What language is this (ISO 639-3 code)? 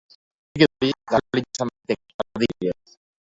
eus